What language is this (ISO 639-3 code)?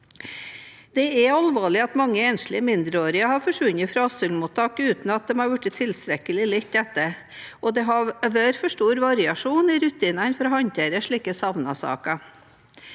nor